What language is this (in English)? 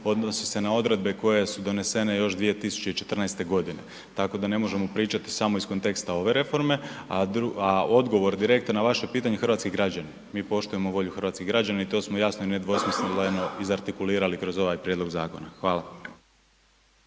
Croatian